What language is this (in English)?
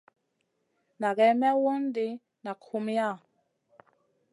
Masana